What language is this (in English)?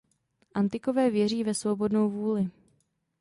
Czech